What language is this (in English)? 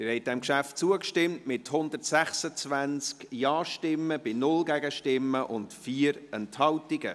Swiss German